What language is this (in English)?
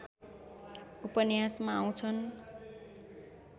Nepali